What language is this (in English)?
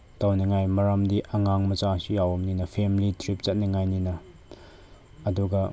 Manipuri